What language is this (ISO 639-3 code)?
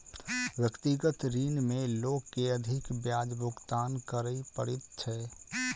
mai